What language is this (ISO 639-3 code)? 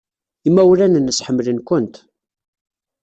kab